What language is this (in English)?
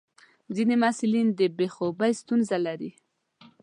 Pashto